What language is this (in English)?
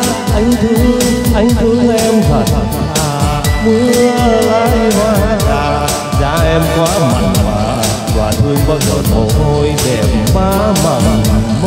Vietnamese